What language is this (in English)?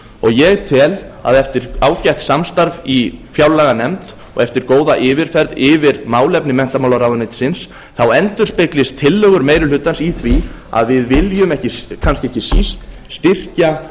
Icelandic